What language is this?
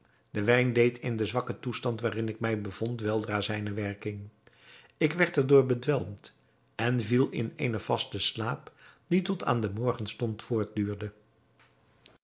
Dutch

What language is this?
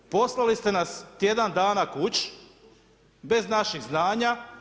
Croatian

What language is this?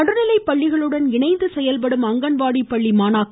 Tamil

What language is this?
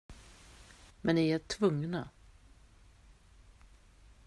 Swedish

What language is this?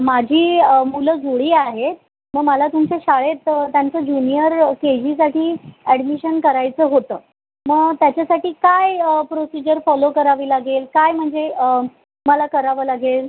Marathi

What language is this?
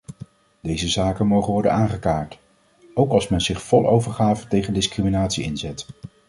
Dutch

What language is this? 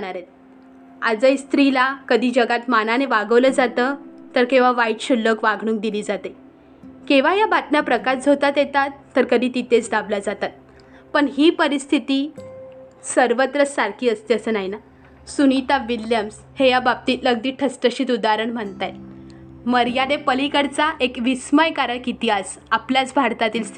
Marathi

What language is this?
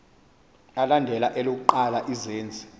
Xhosa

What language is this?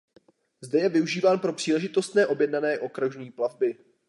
Czech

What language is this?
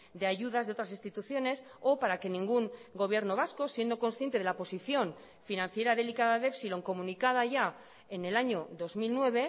Spanish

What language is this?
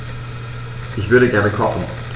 German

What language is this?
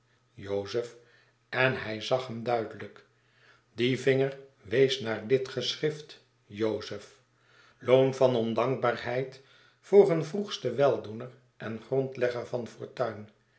Dutch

